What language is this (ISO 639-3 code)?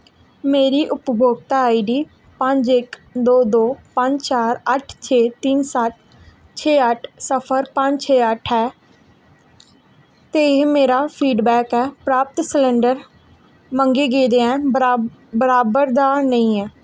doi